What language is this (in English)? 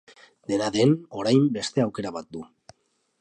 Basque